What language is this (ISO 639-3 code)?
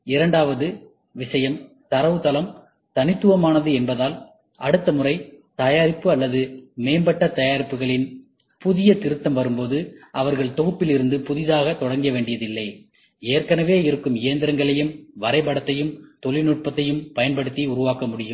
tam